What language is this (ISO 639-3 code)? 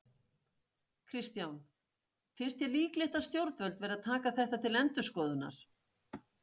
isl